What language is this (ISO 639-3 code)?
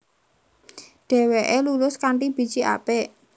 jav